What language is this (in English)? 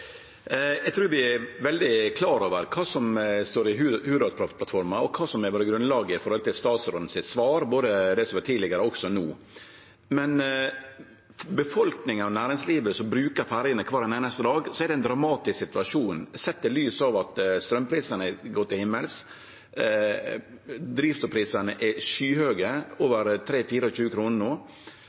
Norwegian Nynorsk